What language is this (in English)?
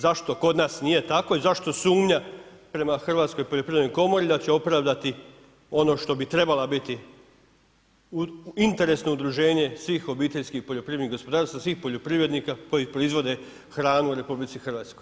Croatian